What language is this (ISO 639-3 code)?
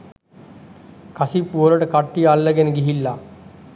sin